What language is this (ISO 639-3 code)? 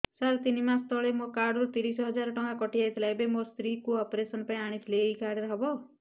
ori